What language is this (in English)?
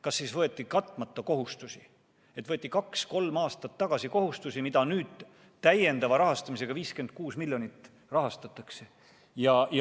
Estonian